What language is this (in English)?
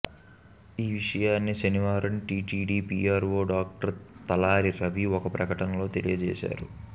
Telugu